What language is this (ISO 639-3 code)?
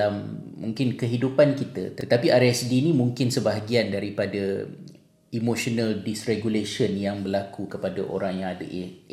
msa